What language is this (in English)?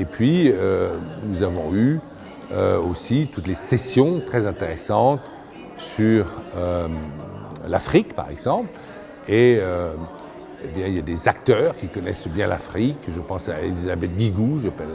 French